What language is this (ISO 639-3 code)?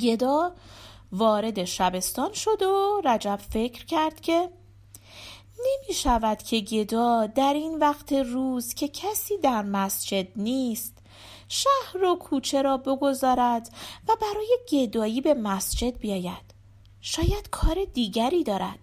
fas